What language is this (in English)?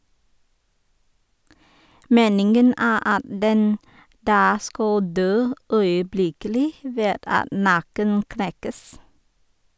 Norwegian